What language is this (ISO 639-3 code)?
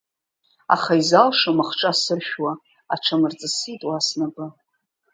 abk